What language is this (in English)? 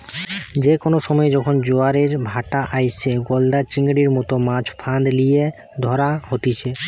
Bangla